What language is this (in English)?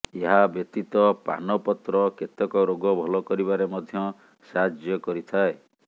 Odia